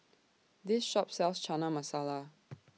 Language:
English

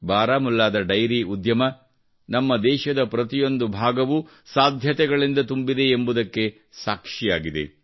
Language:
Kannada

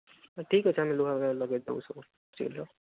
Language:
Odia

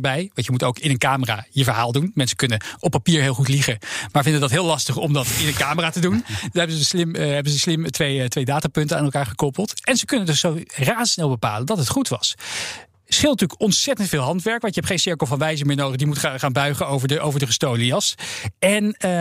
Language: Dutch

